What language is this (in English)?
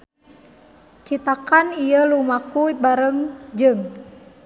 Sundanese